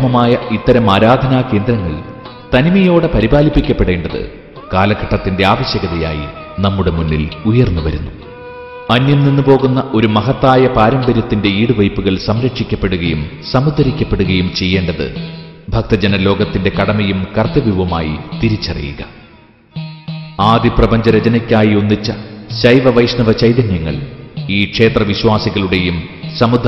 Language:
Malayalam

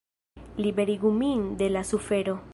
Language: Esperanto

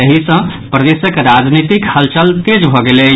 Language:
Maithili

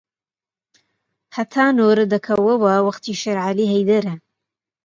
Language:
Central Kurdish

